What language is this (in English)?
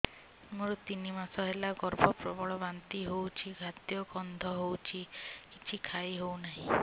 Odia